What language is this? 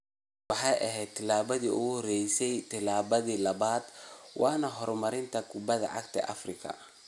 Somali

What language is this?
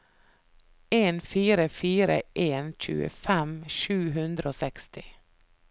Norwegian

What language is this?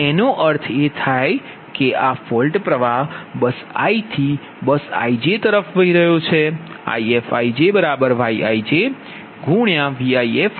Gujarati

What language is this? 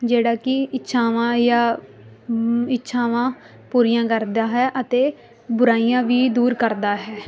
Punjabi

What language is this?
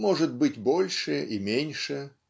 Russian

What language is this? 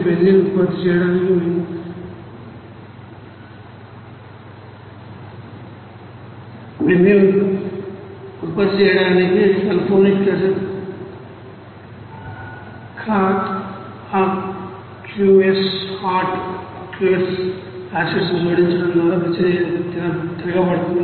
Telugu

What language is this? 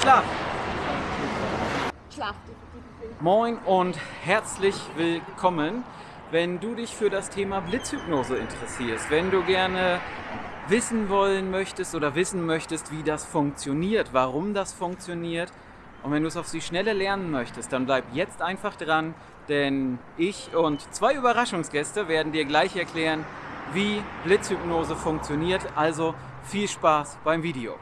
German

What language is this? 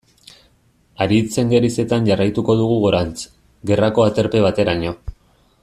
Basque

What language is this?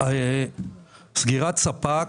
Hebrew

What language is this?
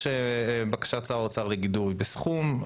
Hebrew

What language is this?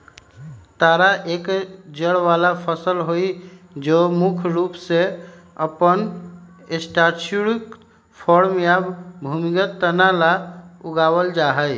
Magahi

